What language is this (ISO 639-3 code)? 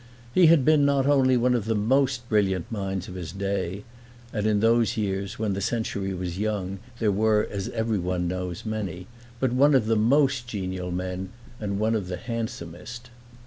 eng